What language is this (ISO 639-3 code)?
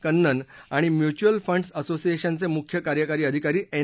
mar